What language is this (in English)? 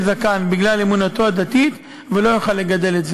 Hebrew